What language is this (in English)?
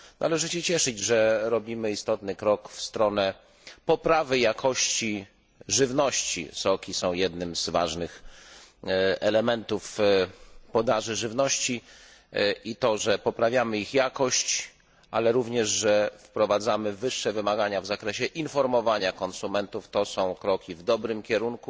Polish